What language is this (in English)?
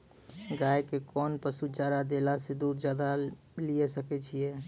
Maithili